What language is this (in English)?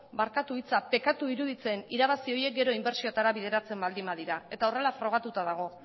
Basque